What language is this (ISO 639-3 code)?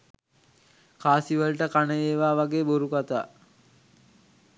sin